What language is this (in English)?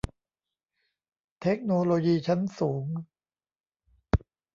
Thai